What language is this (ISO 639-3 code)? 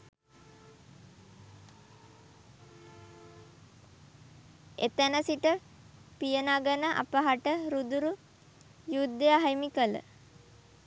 sin